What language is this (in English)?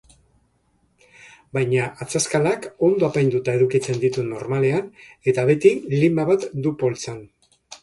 Basque